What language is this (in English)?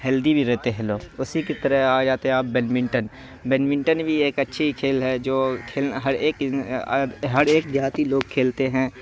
Urdu